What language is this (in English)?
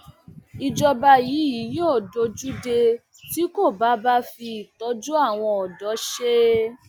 Yoruba